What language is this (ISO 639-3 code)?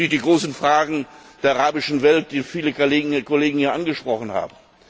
deu